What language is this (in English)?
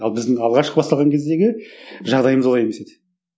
Kazakh